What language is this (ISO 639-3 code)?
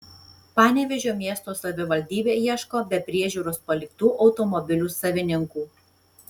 lit